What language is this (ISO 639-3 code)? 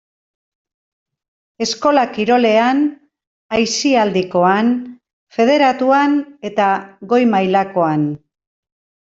eus